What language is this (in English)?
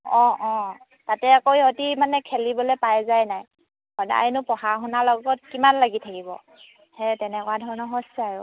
Assamese